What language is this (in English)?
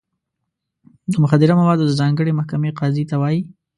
Pashto